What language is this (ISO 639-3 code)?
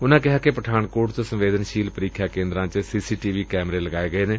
pan